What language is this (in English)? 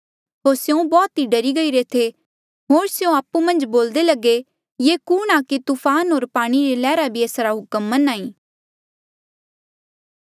Mandeali